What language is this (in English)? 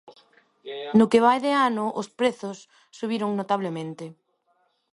Galician